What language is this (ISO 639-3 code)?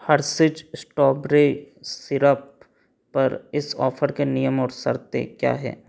hin